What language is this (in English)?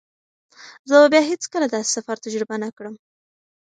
Pashto